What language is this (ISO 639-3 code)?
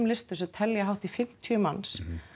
isl